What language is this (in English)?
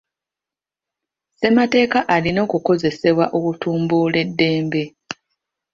Ganda